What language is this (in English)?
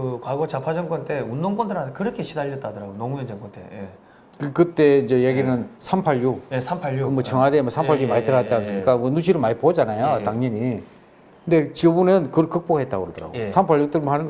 Korean